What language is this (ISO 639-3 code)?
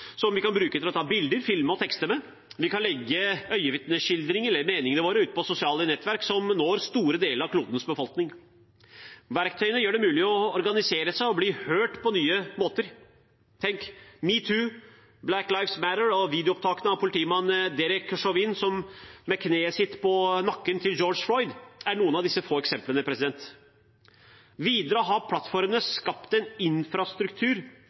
nob